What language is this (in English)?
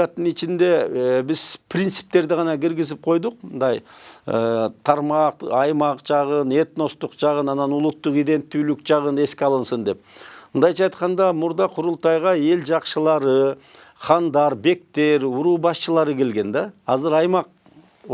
Turkish